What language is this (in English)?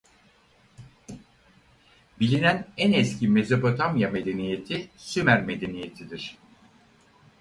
Turkish